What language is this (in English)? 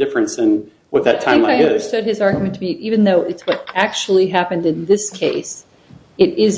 English